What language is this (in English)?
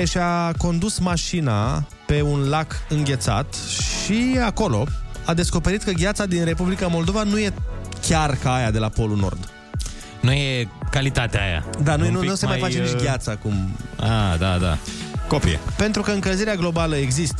Romanian